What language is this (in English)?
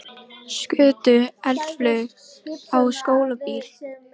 Icelandic